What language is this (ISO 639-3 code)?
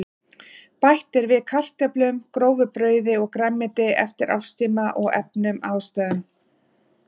isl